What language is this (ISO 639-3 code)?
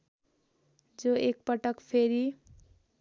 nep